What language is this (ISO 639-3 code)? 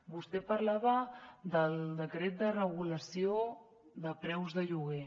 cat